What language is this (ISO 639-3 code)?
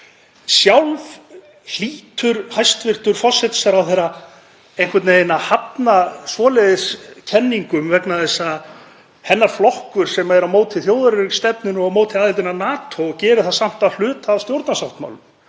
isl